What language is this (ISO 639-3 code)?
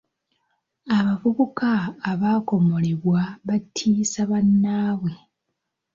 lug